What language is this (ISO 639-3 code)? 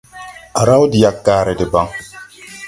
tui